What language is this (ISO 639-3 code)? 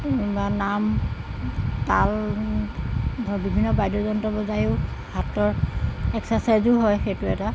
asm